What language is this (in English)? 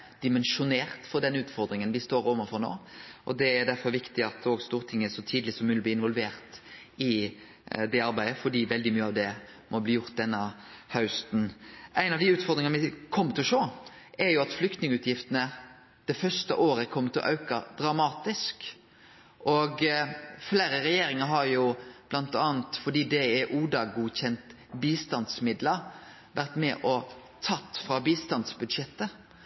Norwegian Nynorsk